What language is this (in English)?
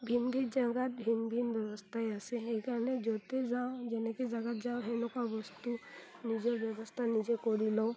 Assamese